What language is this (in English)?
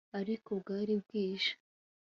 Kinyarwanda